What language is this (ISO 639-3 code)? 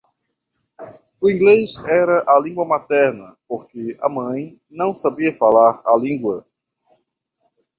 por